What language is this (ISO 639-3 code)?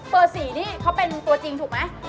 tha